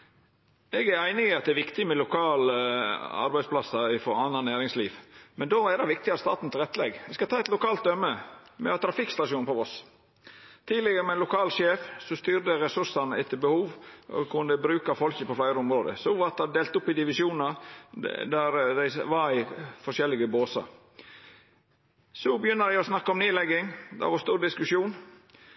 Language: Norwegian Nynorsk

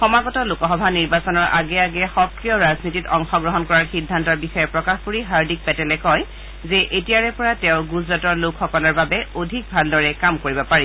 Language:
Assamese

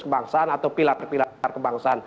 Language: Indonesian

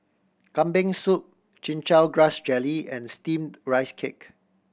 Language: English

